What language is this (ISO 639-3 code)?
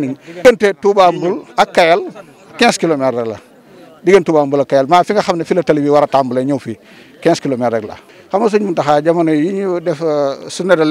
ara